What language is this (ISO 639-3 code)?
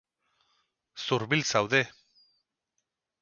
eus